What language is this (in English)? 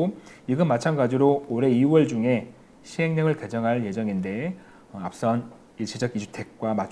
Korean